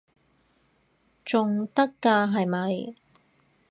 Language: Cantonese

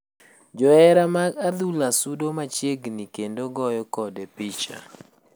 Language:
Luo (Kenya and Tanzania)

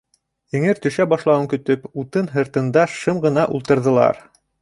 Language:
Bashkir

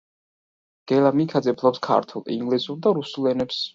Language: Georgian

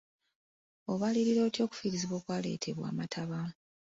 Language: Ganda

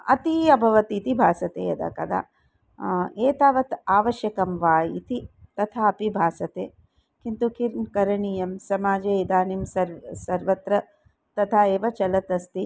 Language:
Sanskrit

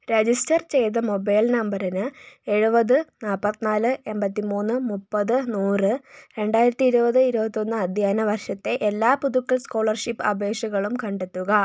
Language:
Malayalam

